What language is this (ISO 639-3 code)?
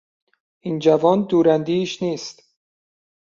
fas